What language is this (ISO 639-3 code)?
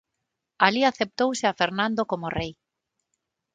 glg